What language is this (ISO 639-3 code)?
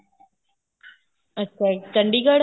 pan